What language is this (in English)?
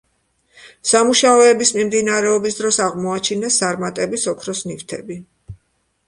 Georgian